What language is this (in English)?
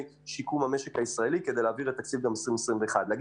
Hebrew